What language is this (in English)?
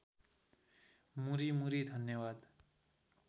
Nepali